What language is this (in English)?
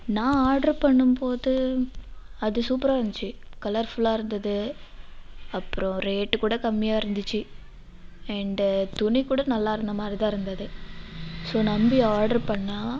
Tamil